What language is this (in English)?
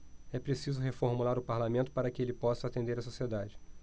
Portuguese